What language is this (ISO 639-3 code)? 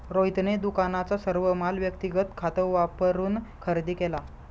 mar